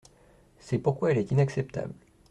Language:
French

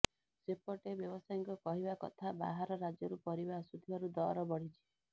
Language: Odia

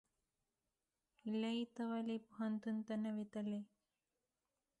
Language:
Pashto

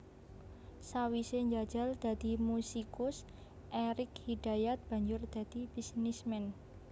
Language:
Javanese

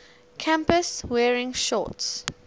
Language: English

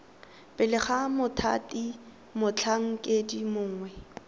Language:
Tswana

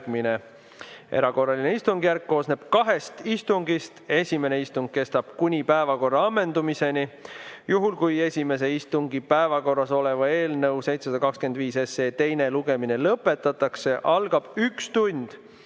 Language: Estonian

